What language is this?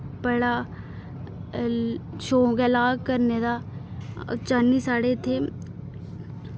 Dogri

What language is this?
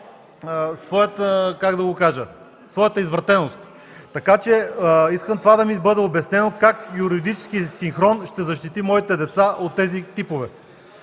Bulgarian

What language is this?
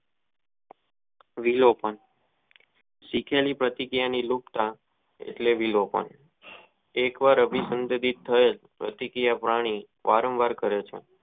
Gujarati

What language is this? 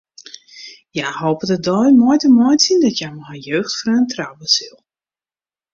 Western Frisian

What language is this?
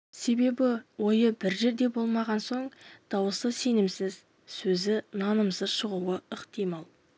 Kazakh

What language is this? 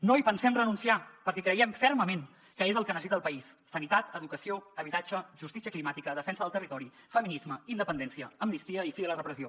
Catalan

